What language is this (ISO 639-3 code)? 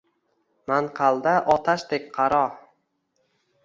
uzb